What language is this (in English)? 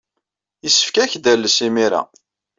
Kabyle